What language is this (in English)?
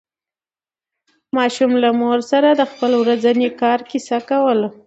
Pashto